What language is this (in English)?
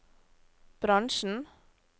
Norwegian